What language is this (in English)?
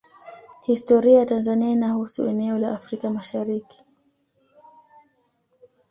Swahili